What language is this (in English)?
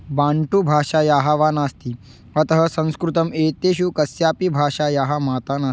Sanskrit